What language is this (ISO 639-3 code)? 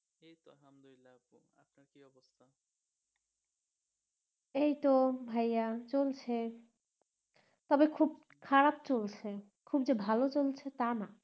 ben